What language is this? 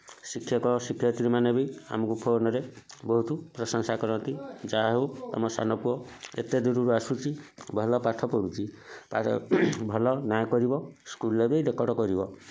Odia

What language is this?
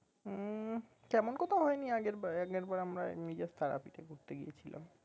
Bangla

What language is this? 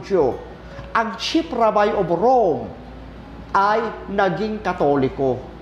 Filipino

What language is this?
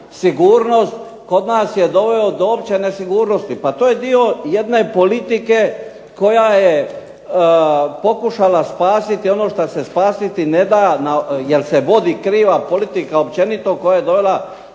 Croatian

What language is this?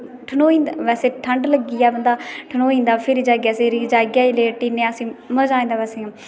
Dogri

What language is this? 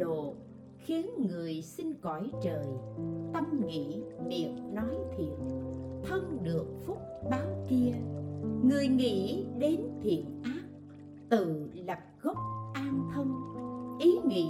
Vietnamese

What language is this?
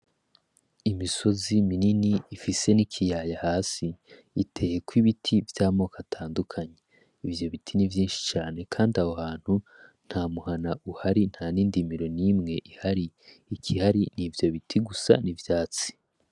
Rundi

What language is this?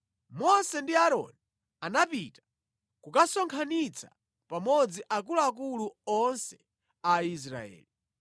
Nyanja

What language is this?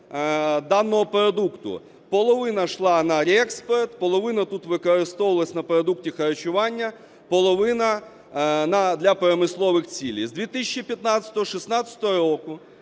Ukrainian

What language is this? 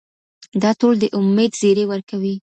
Pashto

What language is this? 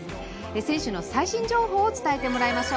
Japanese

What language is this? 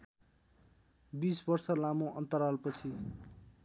Nepali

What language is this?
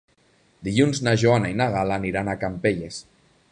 Catalan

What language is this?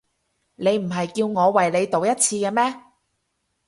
Cantonese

